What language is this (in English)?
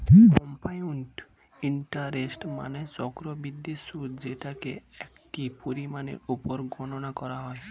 Bangla